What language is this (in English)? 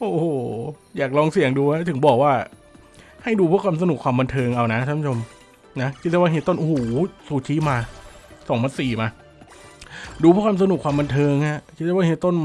Thai